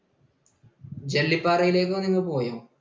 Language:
Malayalam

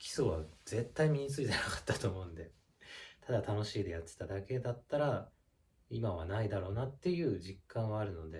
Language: Japanese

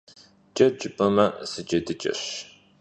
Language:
Kabardian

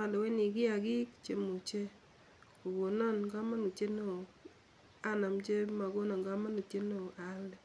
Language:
Kalenjin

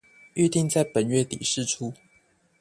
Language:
Chinese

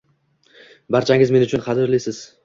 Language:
Uzbek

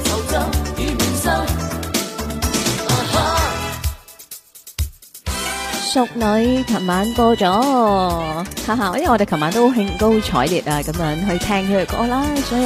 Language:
Chinese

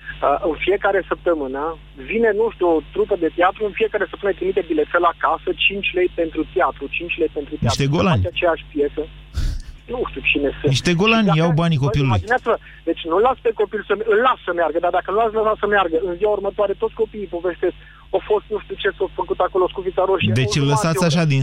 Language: Romanian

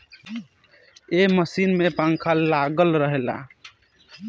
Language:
Bhojpuri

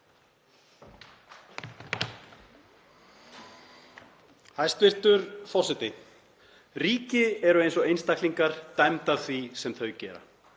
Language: Icelandic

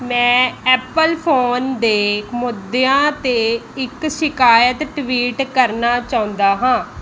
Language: Punjabi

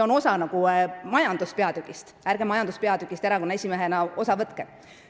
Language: Estonian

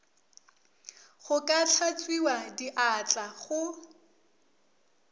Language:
Northern Sotho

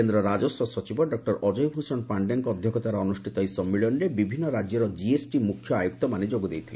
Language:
Odia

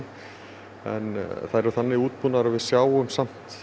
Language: Icelandic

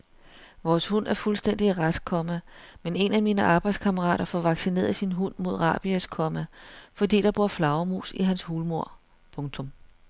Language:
Danish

